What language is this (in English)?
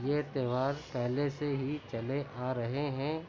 Urdu